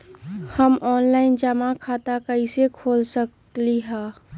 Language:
Magahi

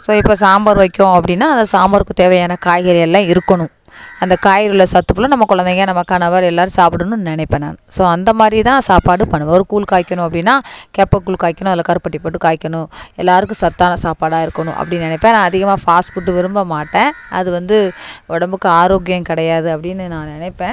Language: Tamil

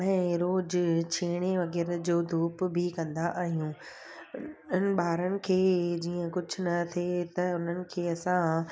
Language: Sindhi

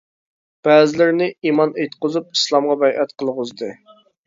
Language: Uyghur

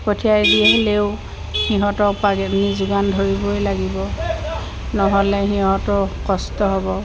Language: Assamese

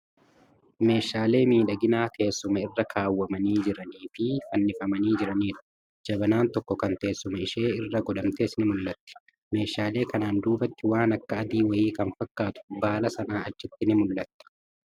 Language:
Oromo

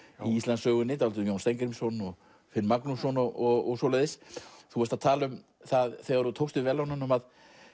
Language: Icelandic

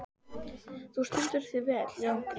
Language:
Icelandic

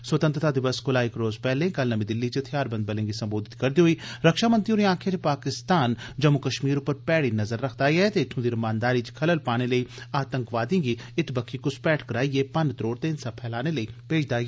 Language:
Dogri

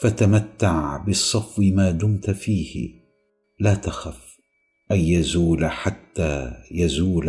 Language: Arabic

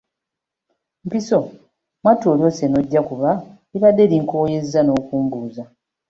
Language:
Ganda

